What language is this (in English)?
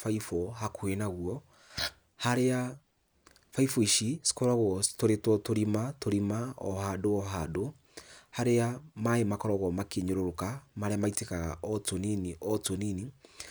Kikuyu